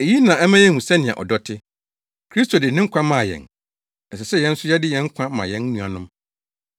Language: Akan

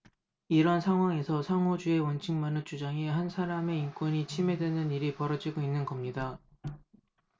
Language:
Korean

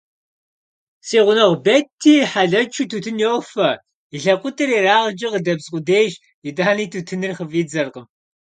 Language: Kabardian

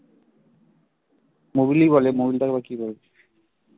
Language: Bangla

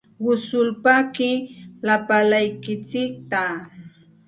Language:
Santa Ana de Tusi Pasco Quechua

